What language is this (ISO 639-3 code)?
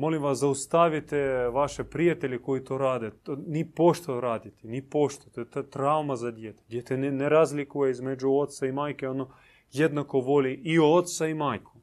hrv